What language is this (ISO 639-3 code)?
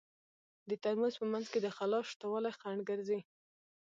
pus